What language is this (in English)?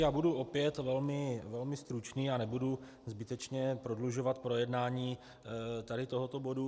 Czech